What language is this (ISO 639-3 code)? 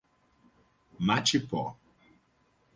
por